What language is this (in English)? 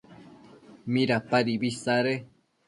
Matsés